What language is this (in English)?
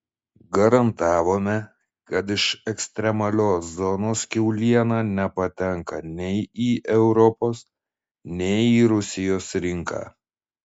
Lithuanian